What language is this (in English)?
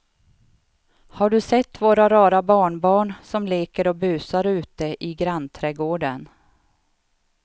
Swedish